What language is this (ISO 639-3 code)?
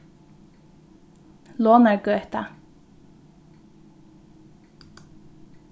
fao